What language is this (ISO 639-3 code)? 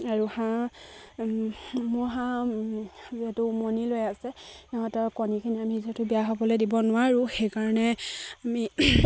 asm